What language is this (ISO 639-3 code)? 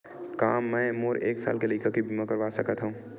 hne